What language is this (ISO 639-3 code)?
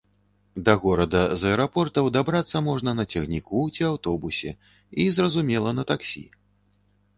bel